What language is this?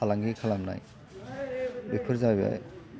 Bodo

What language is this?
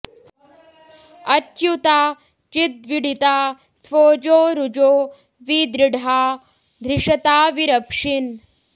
Sanskrit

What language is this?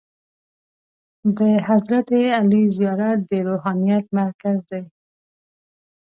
Pashto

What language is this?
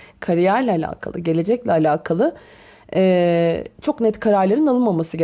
Turkish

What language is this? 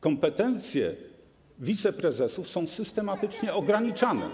Polish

